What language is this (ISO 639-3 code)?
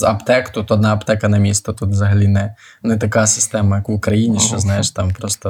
ukr